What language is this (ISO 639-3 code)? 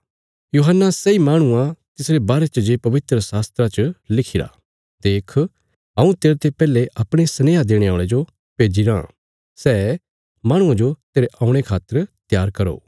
kfs